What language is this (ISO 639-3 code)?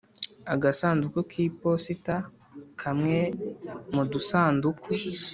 kin